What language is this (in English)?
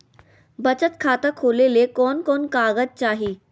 Magahi